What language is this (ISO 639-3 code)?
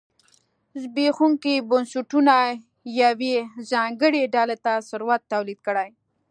pus